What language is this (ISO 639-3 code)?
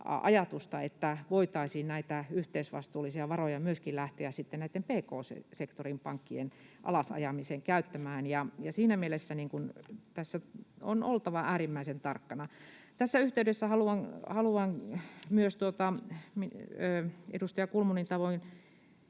fin